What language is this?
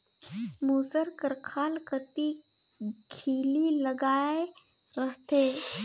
Chhattisgarhi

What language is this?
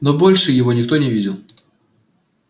Russian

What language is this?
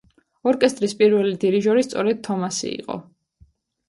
Georgian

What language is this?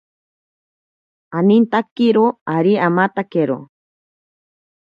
Ashéninka Perené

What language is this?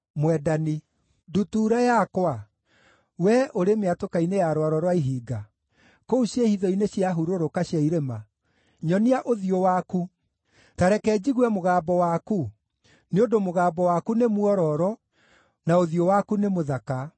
Kikuyu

